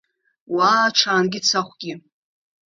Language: Abkhazian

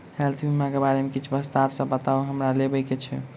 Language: Maithili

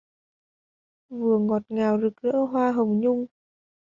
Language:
Vietnamese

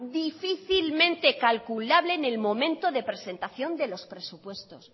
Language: Spanish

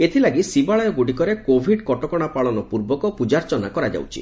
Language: Odia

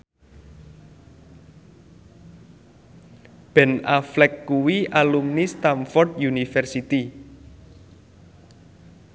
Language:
Javanese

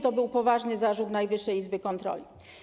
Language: Polish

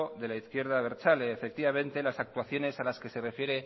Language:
Spanish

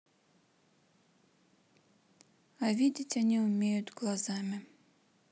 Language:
Russian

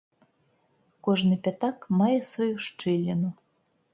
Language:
Belarusian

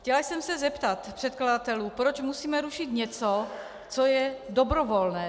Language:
Czech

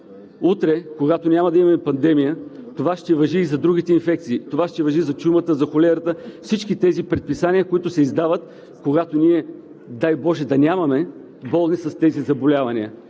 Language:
Bulgarian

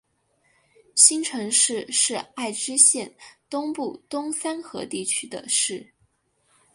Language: Chinese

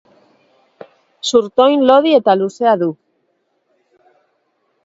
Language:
Basque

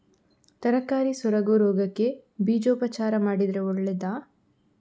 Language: Kannada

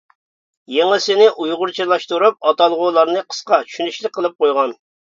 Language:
Uyghur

